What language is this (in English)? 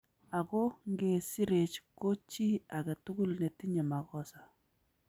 Kalenjin